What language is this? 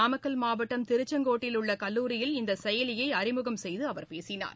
Tamil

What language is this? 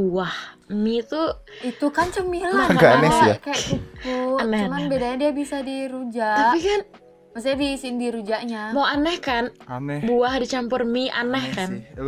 Indonesian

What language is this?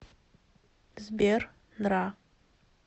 Russian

